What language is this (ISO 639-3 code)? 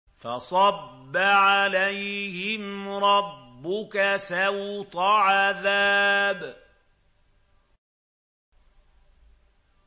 ara